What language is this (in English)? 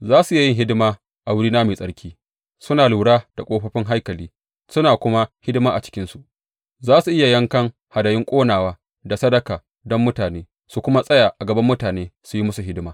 Hausa